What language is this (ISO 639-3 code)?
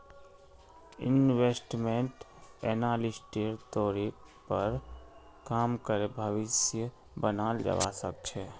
mag